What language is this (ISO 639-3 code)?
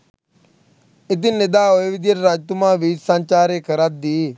sin